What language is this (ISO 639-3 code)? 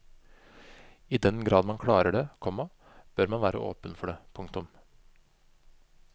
nor